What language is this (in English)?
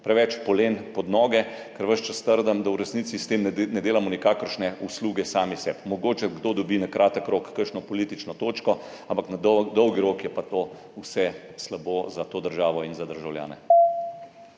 Slovenian